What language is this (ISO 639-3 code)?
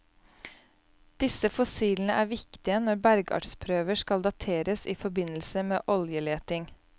nor